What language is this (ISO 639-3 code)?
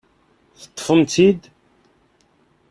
kab